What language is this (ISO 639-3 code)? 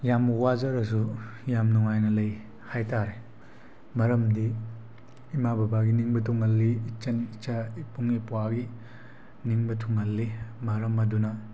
mni